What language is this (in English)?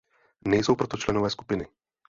Czech